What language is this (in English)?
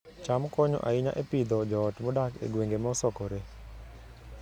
Luo (Kenya and Tanzania)